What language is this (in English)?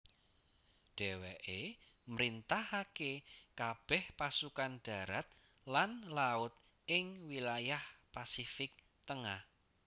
Javanese